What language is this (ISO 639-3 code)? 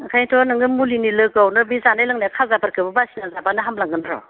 brx